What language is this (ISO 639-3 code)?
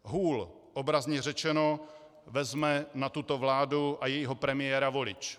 ces